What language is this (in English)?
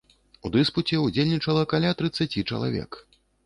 Belarusian